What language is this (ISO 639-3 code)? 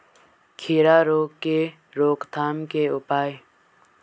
hin